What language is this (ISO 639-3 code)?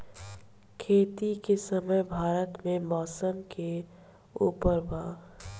bho